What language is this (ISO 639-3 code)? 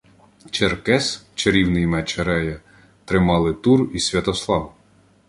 ukr